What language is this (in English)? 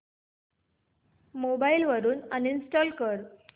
Marathi